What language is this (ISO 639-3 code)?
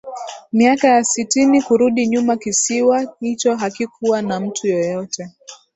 swa